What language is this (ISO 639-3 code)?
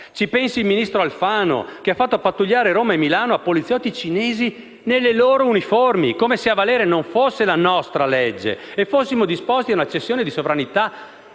ita